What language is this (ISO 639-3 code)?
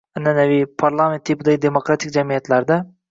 uzb